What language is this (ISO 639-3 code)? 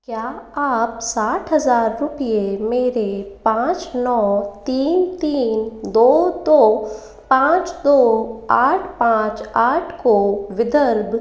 hin